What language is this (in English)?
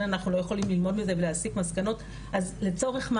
Hebrew